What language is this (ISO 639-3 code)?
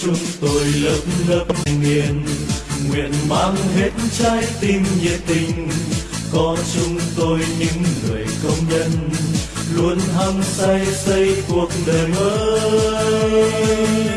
vie